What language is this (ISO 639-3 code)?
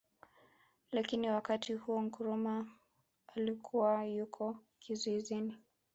swa